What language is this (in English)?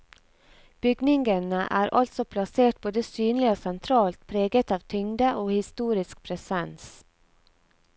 Norwegian